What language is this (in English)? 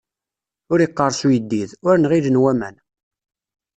Kabyle